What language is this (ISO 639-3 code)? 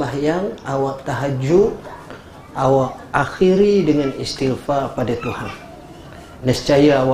msa